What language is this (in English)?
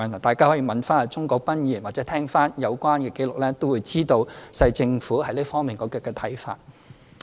Cantonese